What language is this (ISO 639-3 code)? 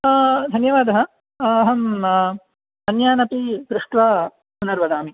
san